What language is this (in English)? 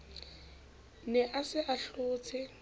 Southern Sotho